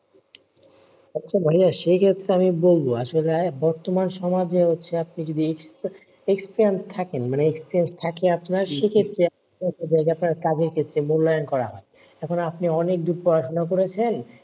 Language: Bangla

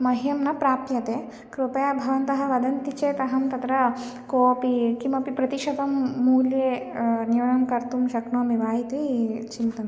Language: Sanskrit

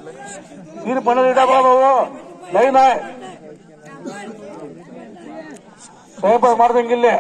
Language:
Turkish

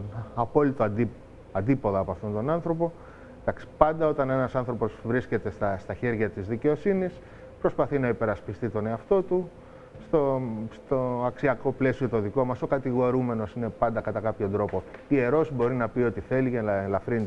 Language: Greek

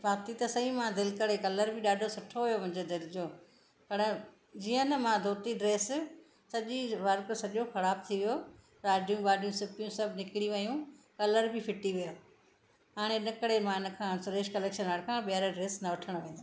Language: Sindhi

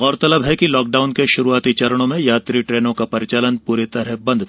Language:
Hindi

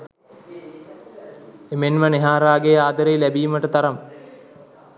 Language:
Sinhala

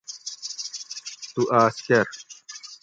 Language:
Gawri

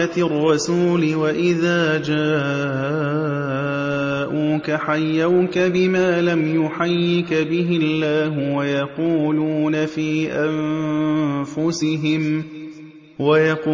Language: Arabic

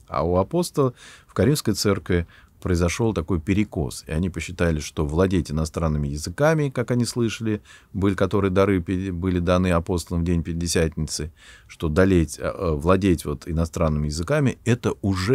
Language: Russian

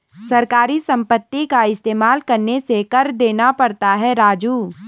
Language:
Hindi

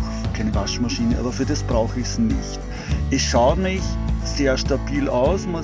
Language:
German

